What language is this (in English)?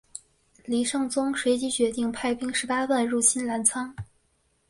Chinese